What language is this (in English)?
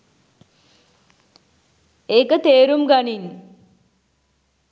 Sinhala